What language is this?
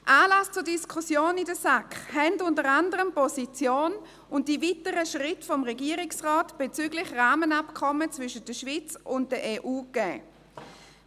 Swiss German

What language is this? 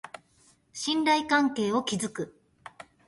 Japanese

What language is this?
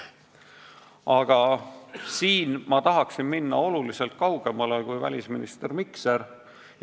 Estonian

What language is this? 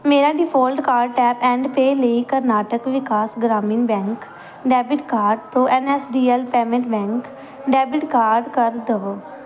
Punjabi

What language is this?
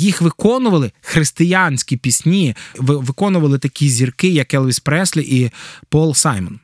Ukrainian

